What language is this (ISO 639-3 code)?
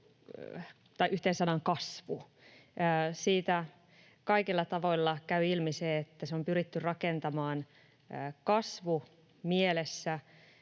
fin